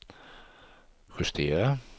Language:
Swedish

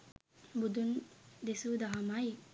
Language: Sinhala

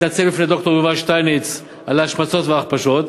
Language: Hebrew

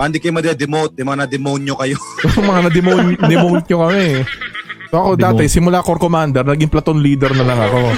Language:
Filipino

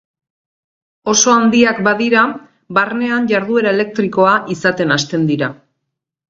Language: Basque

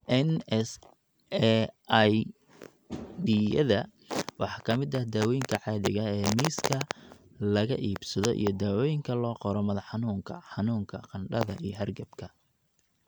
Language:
Somali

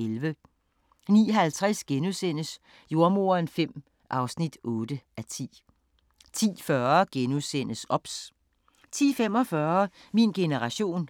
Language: Danish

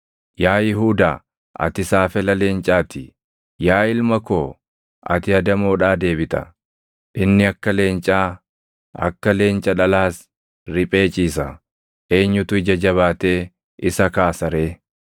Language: Oromo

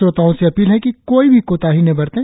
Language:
Hindi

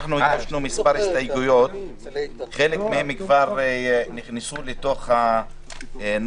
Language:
Hebrew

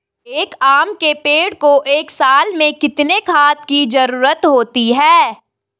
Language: Hindi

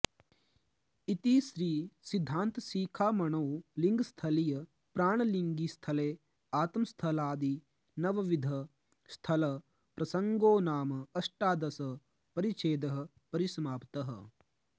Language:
Sanskrit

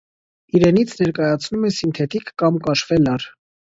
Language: Armenian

